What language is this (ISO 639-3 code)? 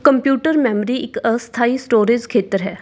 pan